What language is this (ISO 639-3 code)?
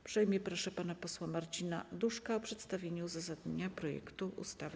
pol